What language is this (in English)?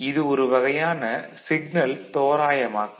Tamil